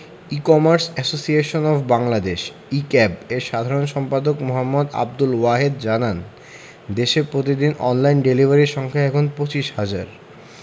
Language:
Bangla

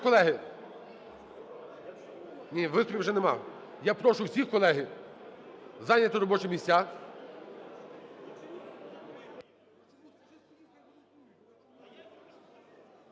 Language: Ukrainian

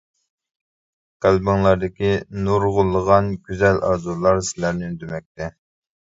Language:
Uyghur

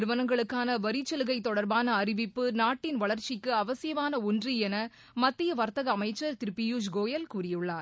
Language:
Tamil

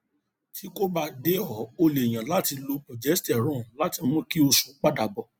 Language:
Yoruba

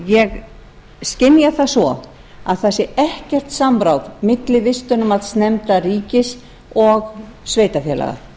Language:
Icelandic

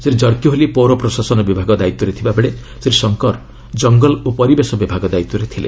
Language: Odia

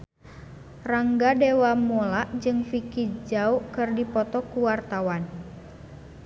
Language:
Sundanese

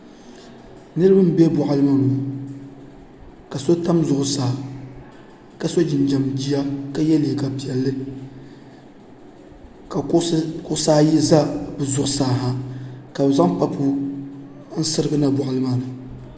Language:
Dagbani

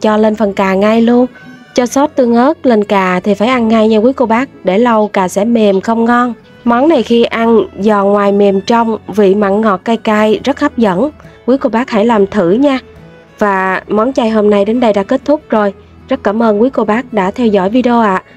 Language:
Vietnamese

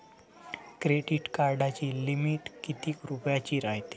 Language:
Marathi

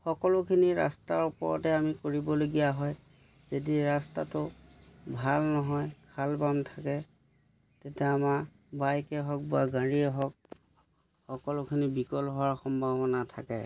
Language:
Assamese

